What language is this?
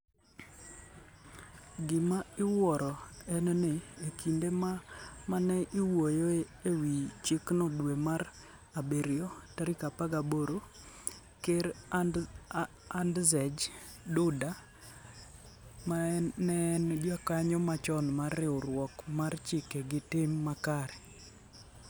Luo (Kenya and Tanzania)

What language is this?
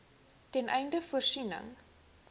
Afrikaans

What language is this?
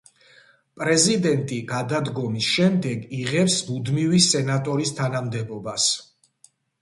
Georgian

